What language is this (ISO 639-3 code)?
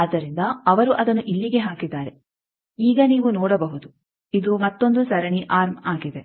kan